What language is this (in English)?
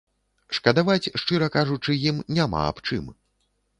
Belarusian